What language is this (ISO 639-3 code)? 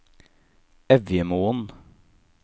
nor